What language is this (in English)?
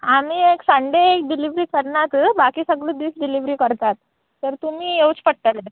Konkani